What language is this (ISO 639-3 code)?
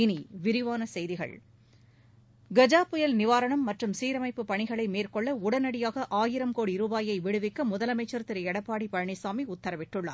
tam